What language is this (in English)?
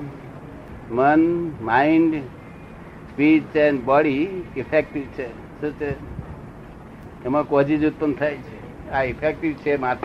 Gujarati